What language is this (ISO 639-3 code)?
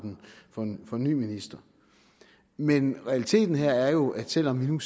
dan